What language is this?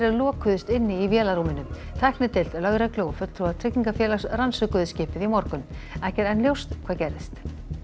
Icelandic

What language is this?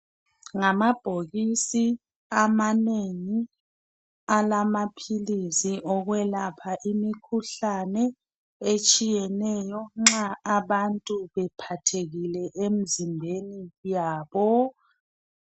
North Ndebele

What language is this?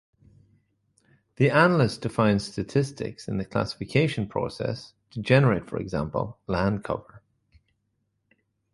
English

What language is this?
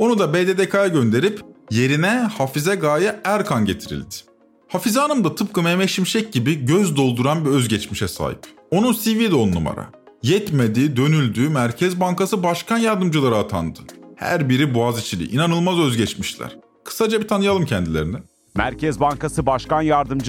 Turkish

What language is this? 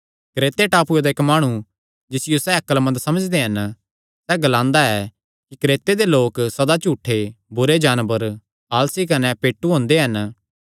Kangri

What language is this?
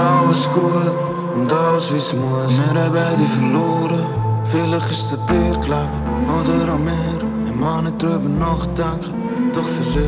Dutch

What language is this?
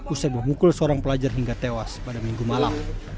Indonesian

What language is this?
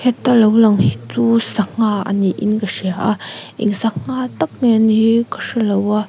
Mizo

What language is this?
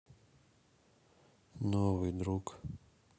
Russian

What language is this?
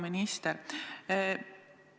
Estonian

